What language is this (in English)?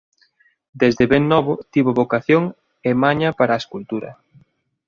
Galician